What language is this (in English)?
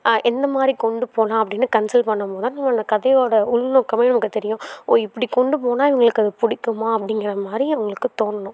Tamil